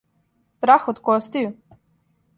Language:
Serbian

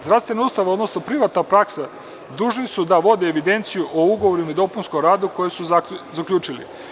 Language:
Serbian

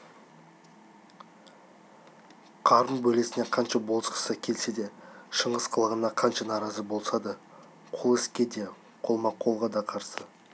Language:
Kazakh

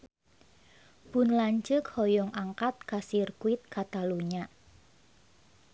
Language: Sundanese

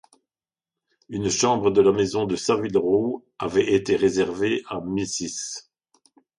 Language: French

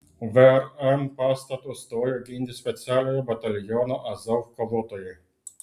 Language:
Lithuanian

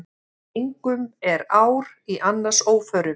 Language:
Icelandic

